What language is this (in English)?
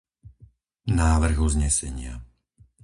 Slovak